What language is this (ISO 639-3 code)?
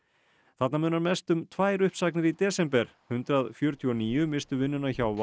isl